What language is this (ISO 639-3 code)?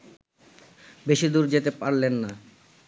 ben